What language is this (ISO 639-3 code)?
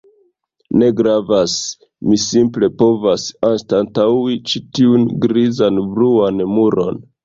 epo